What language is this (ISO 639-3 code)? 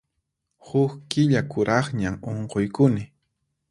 qxp